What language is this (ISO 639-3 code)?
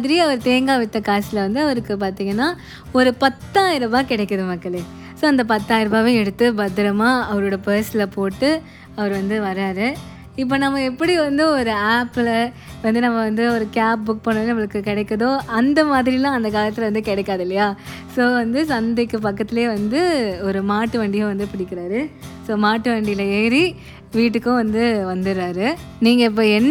tam